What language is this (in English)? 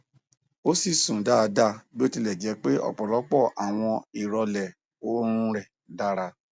Yoruba